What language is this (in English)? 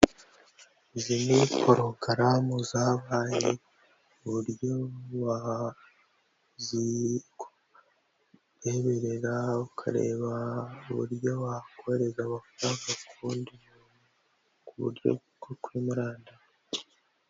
Kinyarwanda